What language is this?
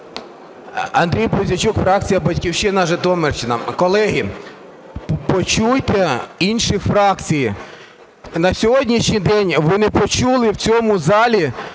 Ukrainian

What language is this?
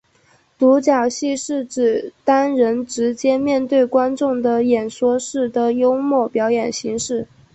Chinese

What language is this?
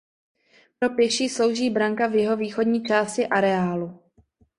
Czech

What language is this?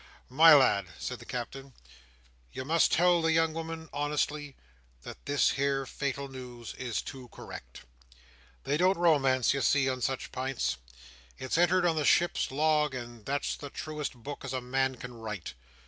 English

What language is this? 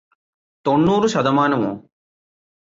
Malayalam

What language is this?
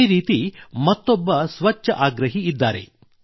Kannada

